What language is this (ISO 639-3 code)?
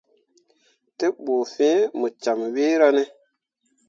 mua